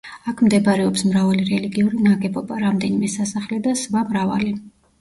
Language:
Georgian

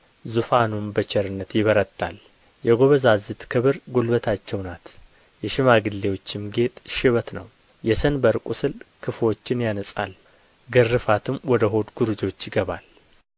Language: Amharic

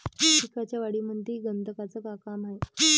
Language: Marathi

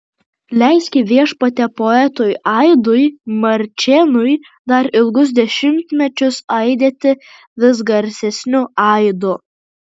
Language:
Lithuanian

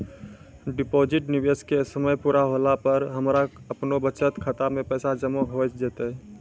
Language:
Maithili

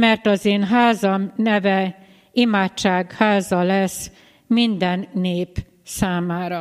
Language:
Hungarian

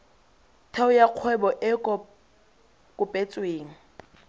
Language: Tswana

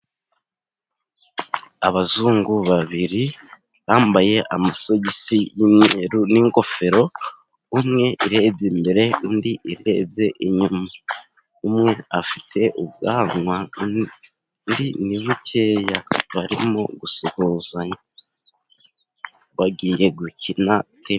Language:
Kinyarwanda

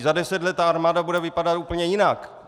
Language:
Czech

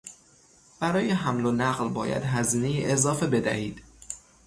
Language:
Persian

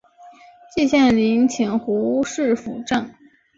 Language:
Chinese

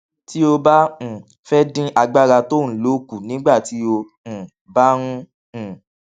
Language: Yoruba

